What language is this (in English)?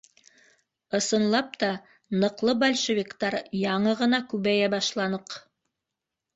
Bashkir